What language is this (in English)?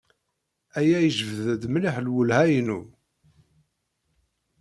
Kabyle